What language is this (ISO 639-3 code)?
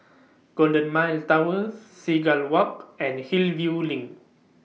eng